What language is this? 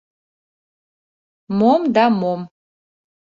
Mari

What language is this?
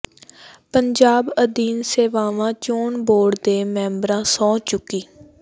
Punjabi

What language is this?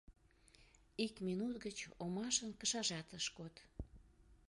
Mari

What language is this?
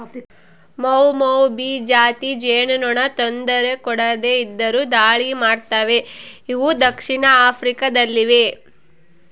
Kannada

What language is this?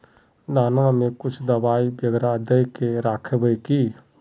Magahi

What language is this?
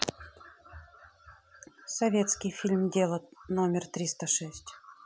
Russian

